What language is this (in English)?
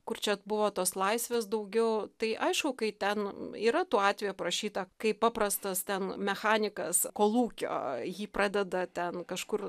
Lithuanian